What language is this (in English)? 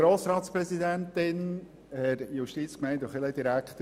Swiss German